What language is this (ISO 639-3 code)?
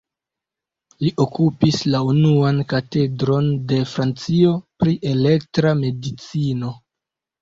epo